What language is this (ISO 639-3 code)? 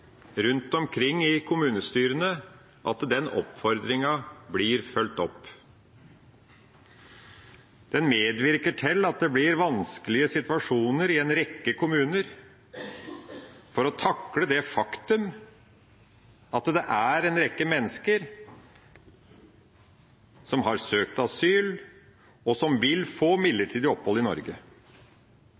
nob